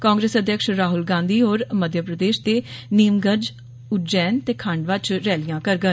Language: Dogri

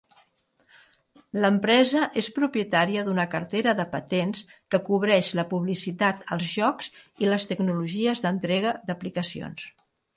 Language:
Catalan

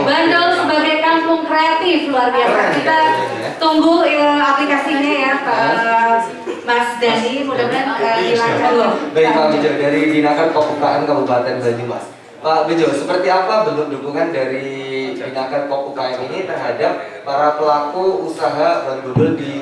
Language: Indonesian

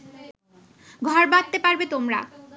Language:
Bangla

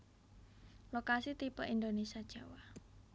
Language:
Javanese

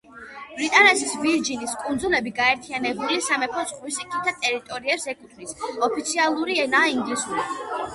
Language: Georgian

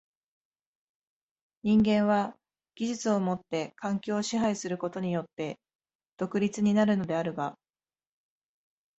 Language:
Japanese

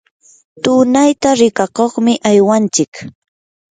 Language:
Yanahuanca Pasco Quechua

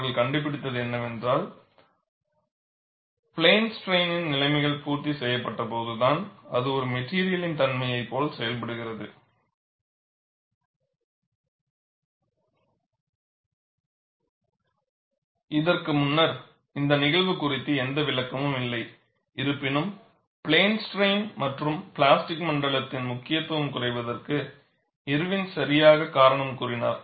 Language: Tamil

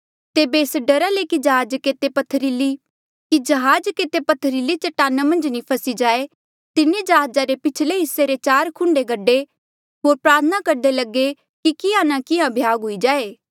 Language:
Mandeali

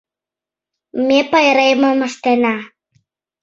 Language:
Mari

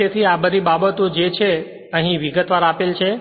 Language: Gujarati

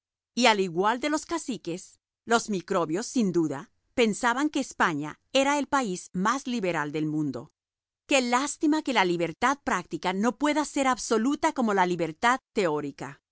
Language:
Spanish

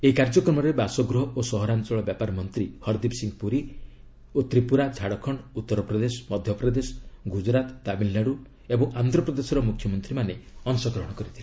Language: Odia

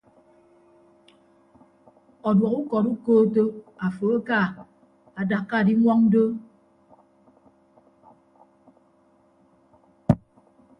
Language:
Ibibio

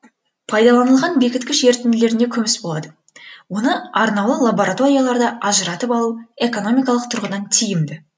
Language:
Kazakh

